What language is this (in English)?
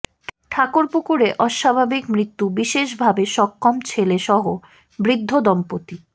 Bangla